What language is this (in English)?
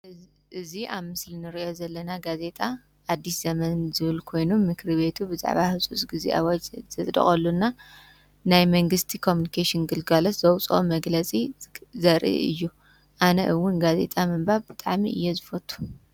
Tigrinya